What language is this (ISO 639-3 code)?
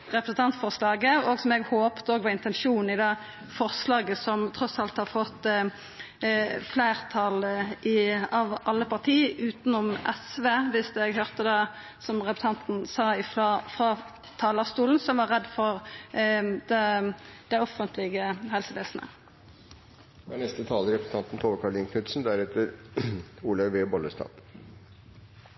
nno